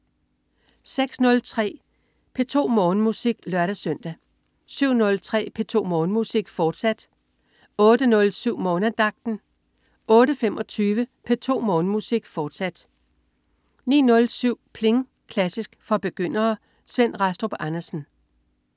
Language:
Danish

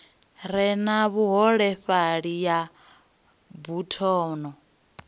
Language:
Venda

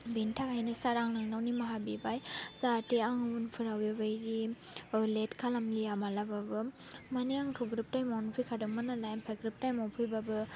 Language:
Bodo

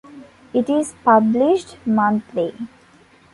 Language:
English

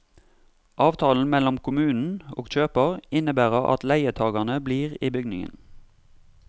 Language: Norwegian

